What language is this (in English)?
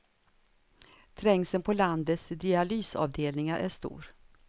Swedish